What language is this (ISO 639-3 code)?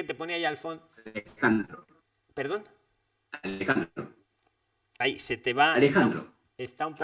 spa